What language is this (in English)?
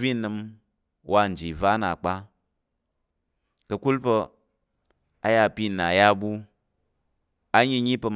Tarok